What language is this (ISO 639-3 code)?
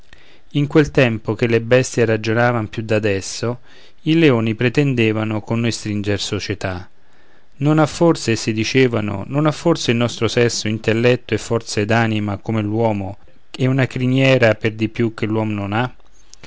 ita